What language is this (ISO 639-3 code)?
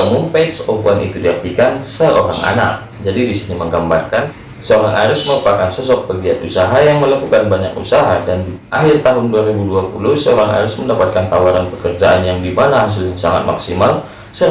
ind